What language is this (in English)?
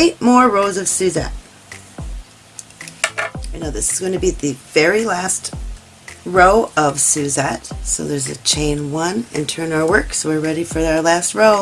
English